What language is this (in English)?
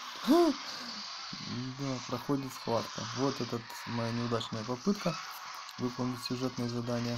Russian